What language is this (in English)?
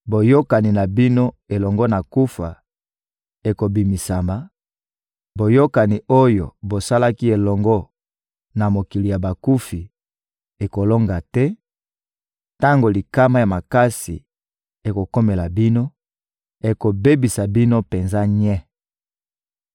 Lingala